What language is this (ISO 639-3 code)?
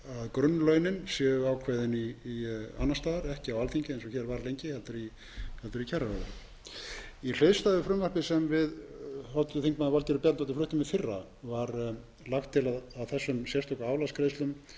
isl